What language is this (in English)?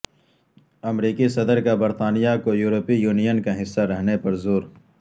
Urdu